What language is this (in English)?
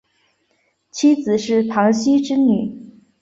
Chinese